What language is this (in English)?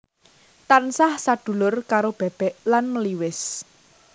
Javanese